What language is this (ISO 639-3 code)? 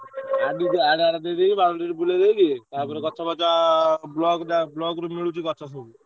ori